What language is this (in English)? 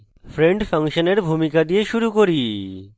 Bangla